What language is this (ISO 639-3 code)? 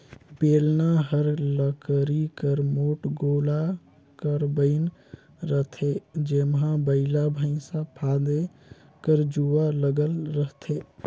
hne